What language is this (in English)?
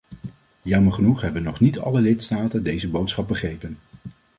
Dutch